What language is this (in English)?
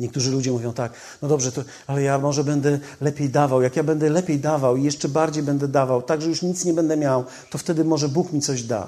Polish